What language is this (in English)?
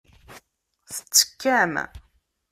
Kabyle